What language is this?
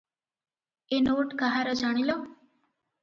Odia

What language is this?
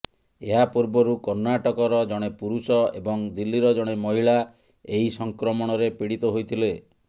Odia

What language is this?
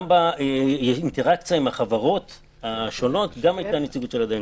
Hebrew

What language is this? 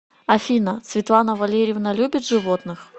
Russian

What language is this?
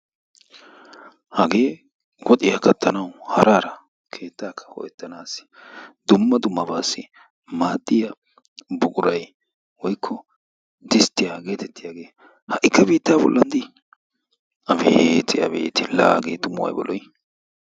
Wolaytta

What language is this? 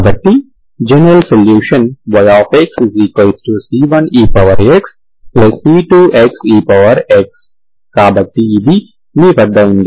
Telugu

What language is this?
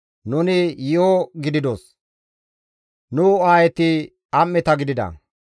Gamo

